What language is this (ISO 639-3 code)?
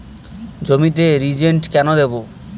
ben